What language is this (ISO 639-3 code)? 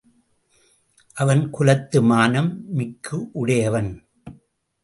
tam